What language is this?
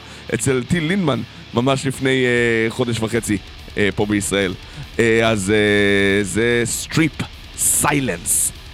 Hebrew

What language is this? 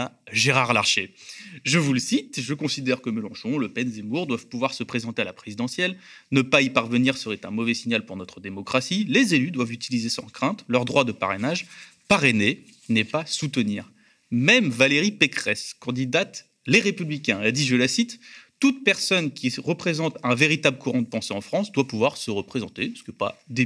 French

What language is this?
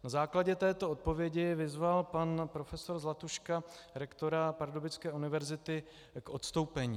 Czech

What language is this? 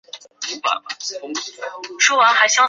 Chinese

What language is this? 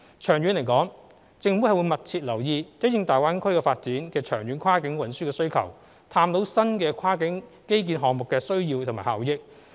Cantonese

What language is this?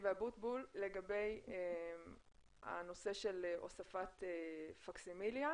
Hebrew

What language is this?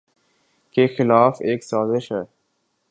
Urdu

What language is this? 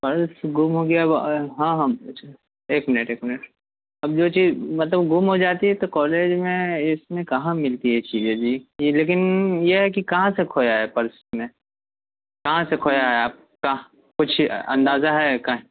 Urdu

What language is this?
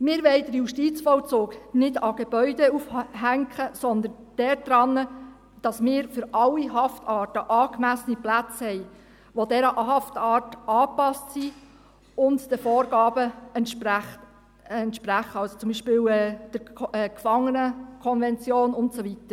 Swiss German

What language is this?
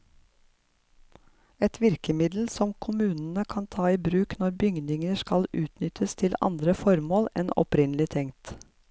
Norwegian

